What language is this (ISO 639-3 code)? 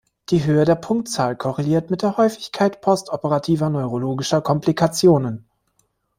deu